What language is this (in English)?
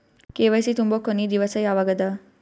Kannada